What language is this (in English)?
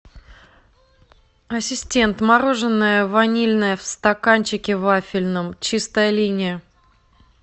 Russian